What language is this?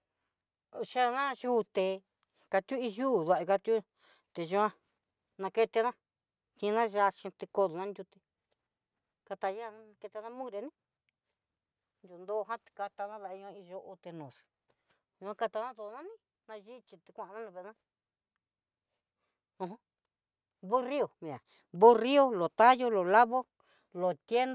Southeastern Nochixtlán Mixtec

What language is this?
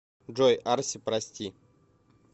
Russian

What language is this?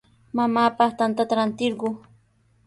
Sihuas Ancash Quechua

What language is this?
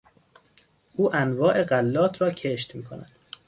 Persian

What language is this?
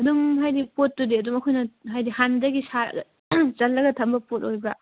Manipuri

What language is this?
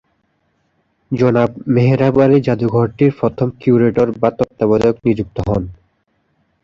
Bangla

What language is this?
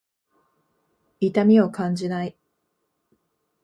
Japanese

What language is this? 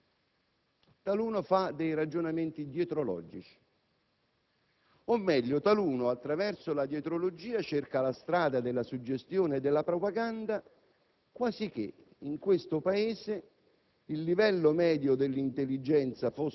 Italian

